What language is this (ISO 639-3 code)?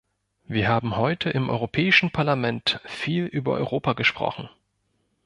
deu